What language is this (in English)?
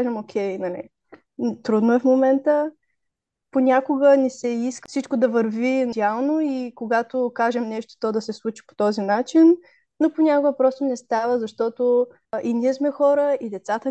Bulgarian